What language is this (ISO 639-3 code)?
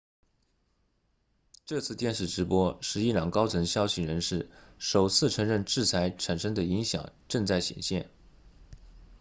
zho